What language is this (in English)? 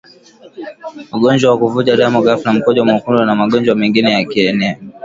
Swahili